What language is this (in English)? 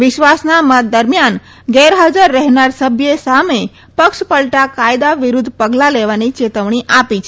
Gujarati